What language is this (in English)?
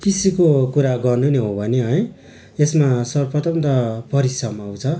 Nepali